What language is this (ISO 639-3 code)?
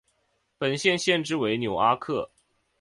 zho